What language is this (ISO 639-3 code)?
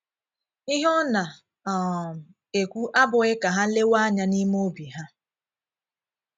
ibo